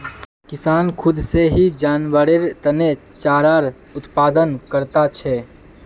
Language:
Magahi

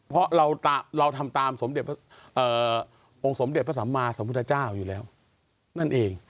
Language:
Thai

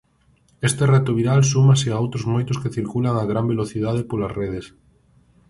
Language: Galician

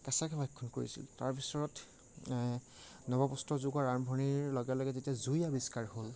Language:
Assamese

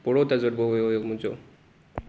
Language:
Sindhi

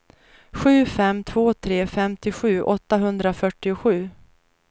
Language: Swedish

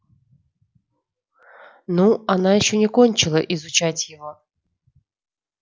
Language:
Russian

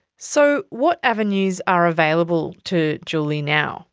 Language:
English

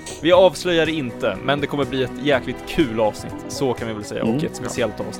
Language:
Swedish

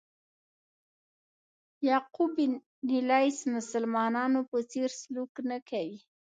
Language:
Pashto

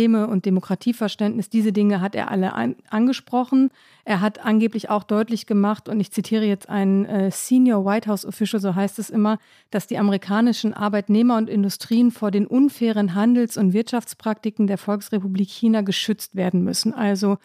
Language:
German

